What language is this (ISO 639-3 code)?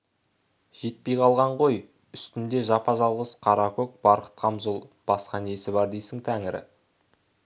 kaz